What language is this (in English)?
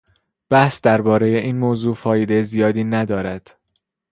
Persian